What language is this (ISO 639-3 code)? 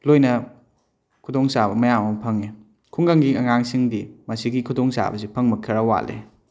mni